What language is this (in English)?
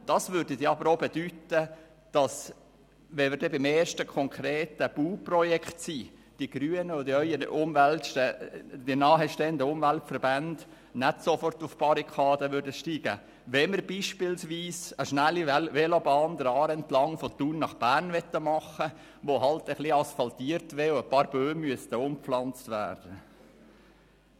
Swiss German